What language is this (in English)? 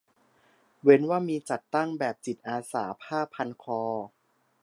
Thai